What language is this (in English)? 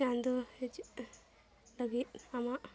Santali